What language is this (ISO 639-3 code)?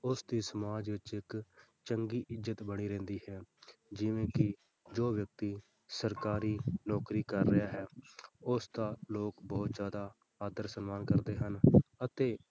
pan